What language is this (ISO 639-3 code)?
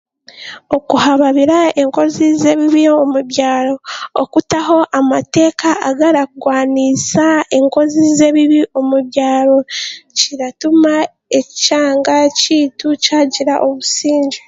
cgg